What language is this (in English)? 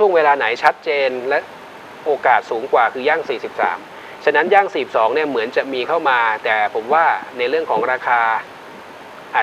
Thai